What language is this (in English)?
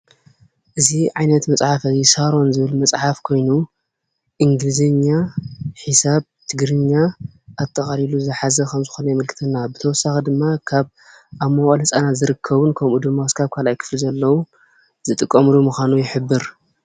Tigrinya